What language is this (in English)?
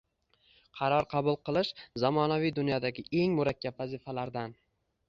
Uzbek